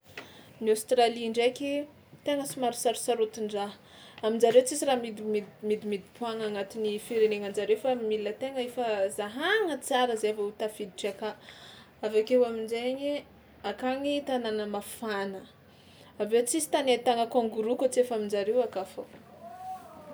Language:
Tsimihety Malagasy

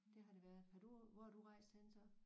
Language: Danish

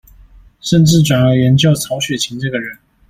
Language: Chinese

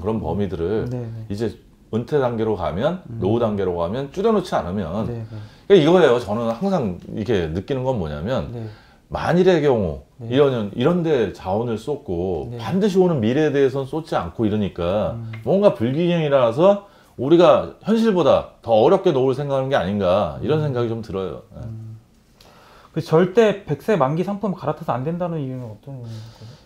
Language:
Korean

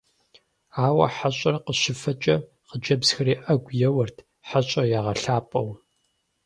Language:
Kabardian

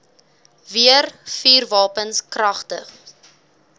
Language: Afrikaans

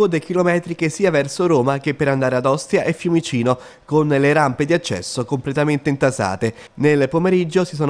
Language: Italian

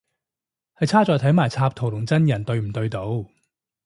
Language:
Cantonese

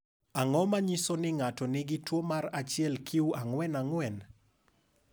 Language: Luo (Kenya and Tanzania)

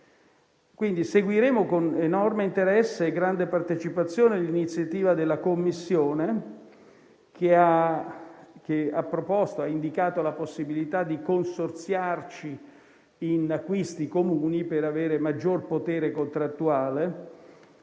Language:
Italian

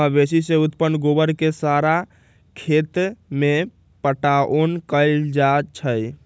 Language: Magahi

